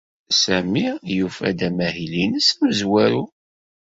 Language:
Kabyle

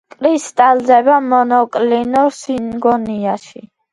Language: Georgian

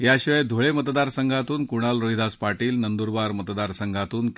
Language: Marathi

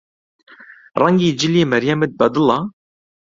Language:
Central Kurdish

